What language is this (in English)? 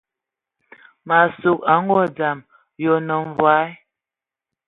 Ewondo